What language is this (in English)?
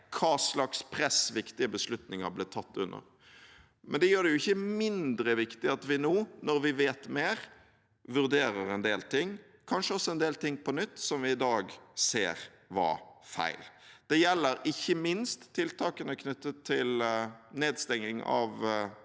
Norwegian